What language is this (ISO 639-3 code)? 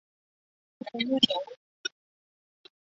zho